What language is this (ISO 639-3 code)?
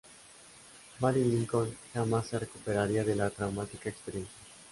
spa